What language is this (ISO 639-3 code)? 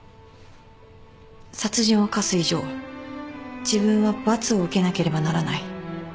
jpn